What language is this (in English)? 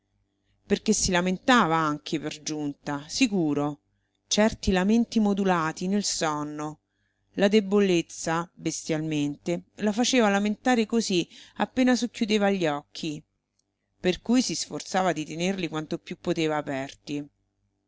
Italian